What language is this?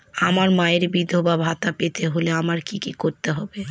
Bangla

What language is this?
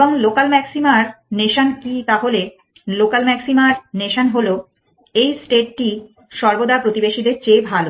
Bangla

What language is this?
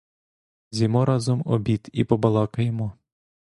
Ukrainian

